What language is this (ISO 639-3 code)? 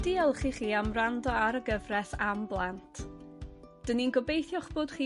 cym